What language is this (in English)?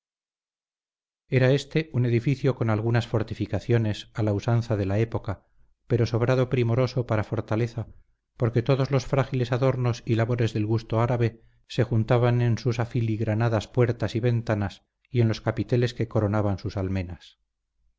Spanish